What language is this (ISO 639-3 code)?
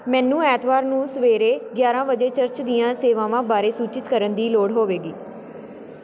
pan